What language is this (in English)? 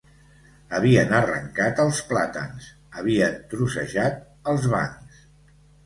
Catalan